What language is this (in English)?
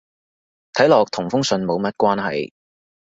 Cantonese